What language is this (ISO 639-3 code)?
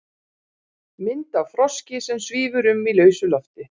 isl